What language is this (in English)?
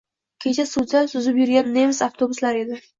Uzbek